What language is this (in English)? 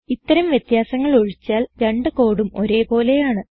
Malayalam